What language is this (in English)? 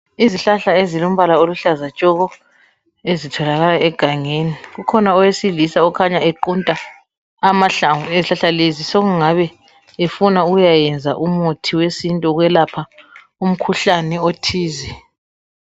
North Ndebele